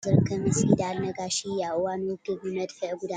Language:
Tigrinya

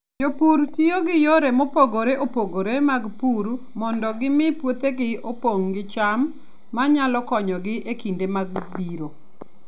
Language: Luo (Kenya and Tanzania)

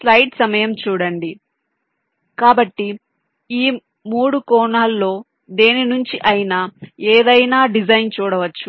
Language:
Telugu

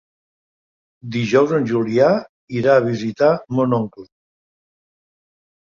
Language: Catalan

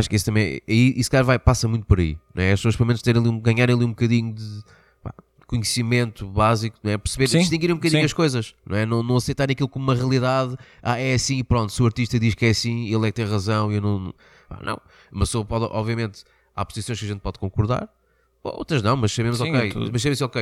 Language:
Portuguese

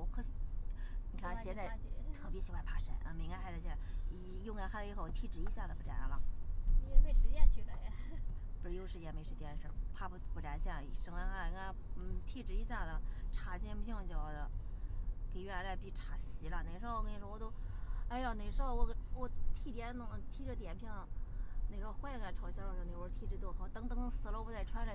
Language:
Chinese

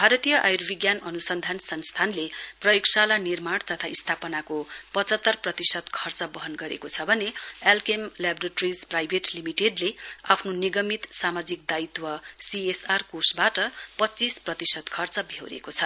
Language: Nepali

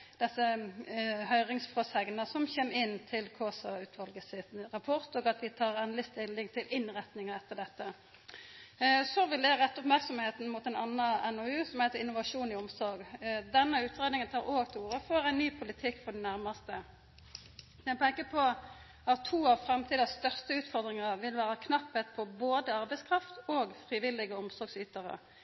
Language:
Norwegian Nynorsk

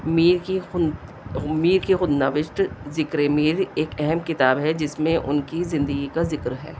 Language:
Urdu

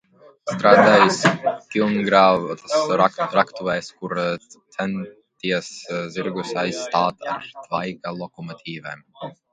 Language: Latvian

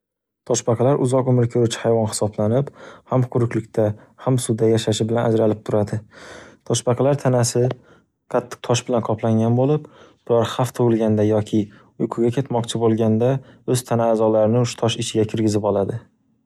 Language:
Uzbek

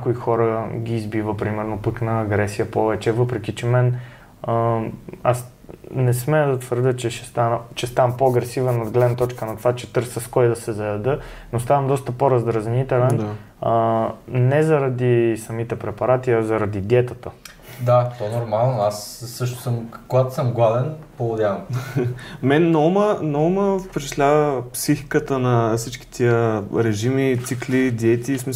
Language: Bulgarian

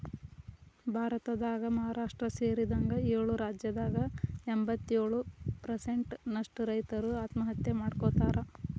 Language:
Kannada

